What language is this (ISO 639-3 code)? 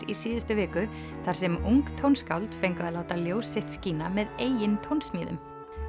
isl